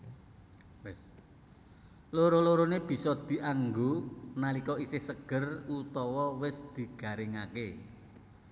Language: Javanese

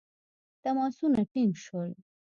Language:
Pashto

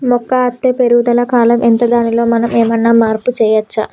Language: Telugu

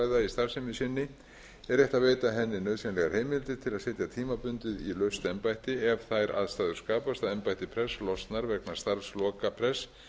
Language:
Icelandic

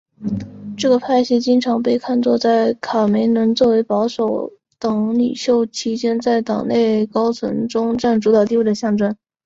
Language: Chinese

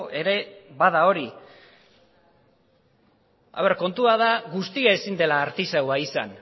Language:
Basque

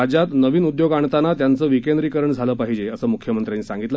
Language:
Marathi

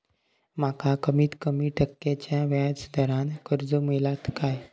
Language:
Marathi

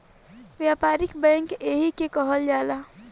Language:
Bhojpuri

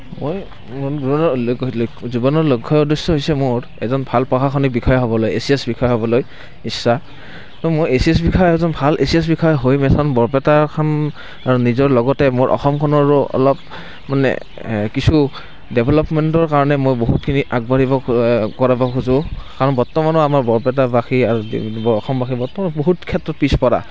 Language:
Assamese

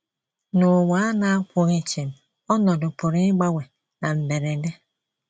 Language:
Igbo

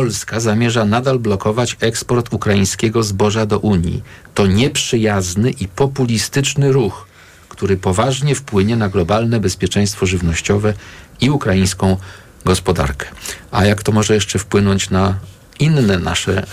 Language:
Polish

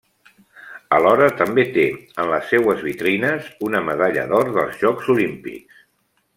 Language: Catalan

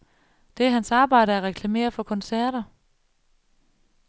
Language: Danish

